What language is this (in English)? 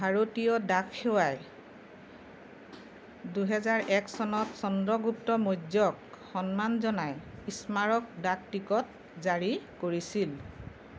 Assamese